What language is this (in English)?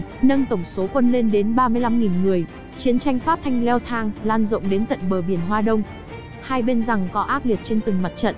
Vietnamese